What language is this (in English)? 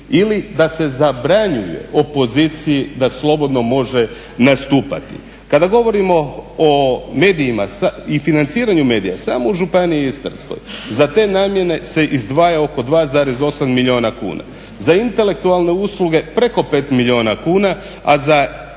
Croatian